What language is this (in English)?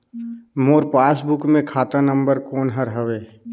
Chhattisgarhi